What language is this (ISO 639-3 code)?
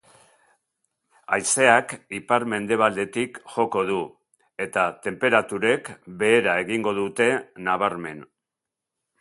eus